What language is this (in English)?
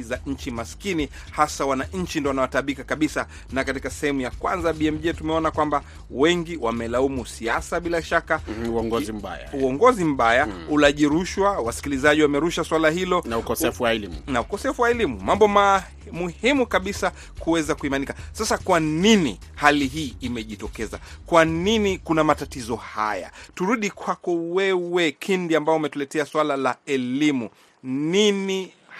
Swahili